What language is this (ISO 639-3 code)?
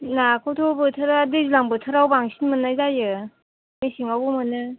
brx